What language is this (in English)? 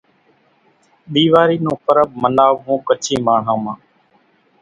Kachi Koli